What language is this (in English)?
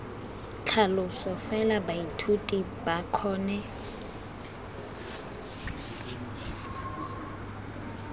Tswana